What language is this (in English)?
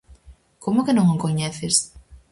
Galician